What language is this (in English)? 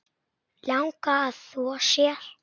Icelandic